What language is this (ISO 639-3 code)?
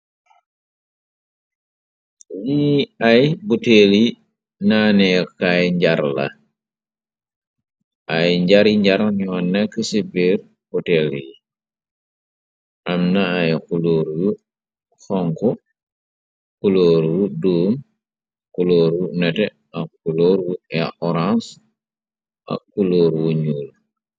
wol